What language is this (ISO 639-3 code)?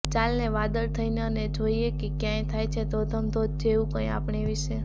guj